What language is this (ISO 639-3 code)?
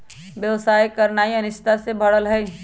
mag